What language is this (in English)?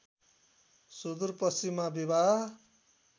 Nepali